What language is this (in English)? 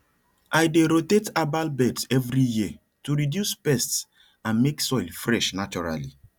Nigerian Pidgin